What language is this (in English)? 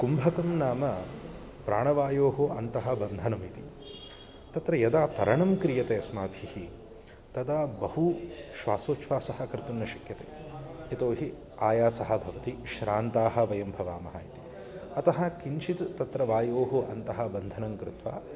Sanskrit